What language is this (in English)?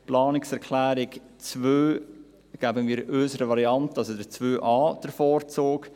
Swiss German